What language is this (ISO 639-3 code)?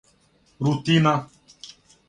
srp